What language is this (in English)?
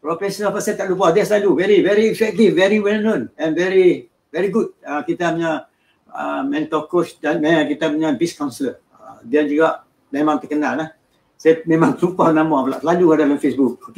Malay